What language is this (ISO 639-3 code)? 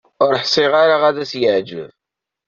kab